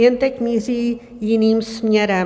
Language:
Czech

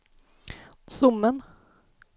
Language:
Swedish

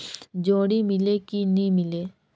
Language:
Chhattisgarhi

